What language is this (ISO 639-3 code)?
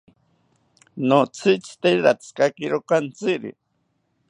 cpy